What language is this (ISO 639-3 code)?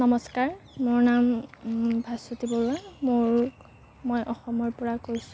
asm